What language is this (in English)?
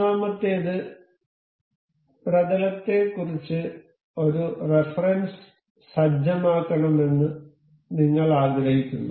Malayalam